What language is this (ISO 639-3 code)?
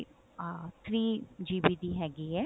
pan